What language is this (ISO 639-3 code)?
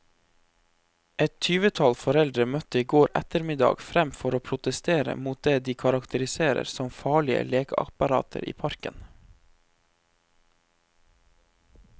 nor